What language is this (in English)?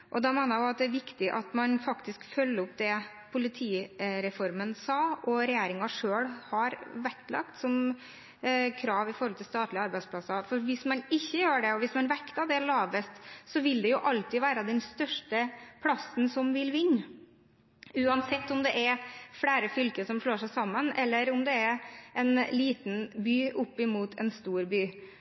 Norwegian Bokmål